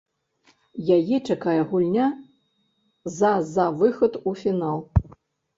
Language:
Belarusian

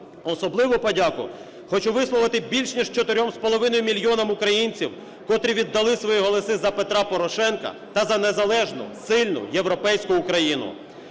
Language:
Ukrainian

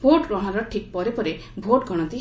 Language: Odia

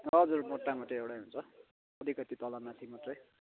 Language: Nepali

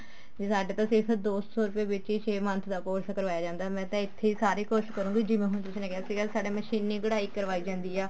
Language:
Punjabi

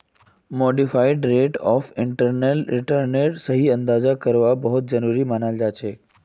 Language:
Magahi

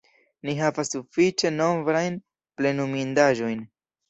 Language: Esperanto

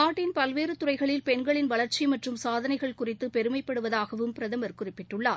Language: Tamil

